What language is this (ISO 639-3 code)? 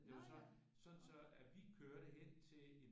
dan